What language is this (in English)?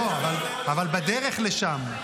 Hebrew